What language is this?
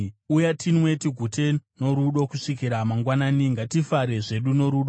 Shona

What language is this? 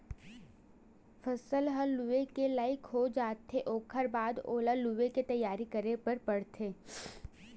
Chhattisgarhi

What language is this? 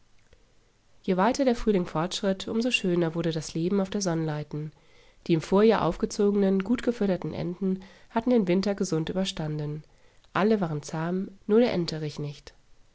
German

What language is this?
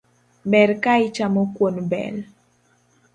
Luo (Kenya and Tanzania)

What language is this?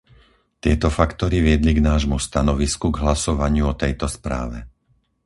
Slovak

